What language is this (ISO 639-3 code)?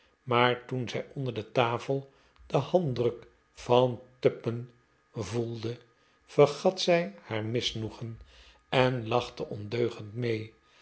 nld